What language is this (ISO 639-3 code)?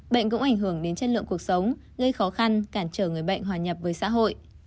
vie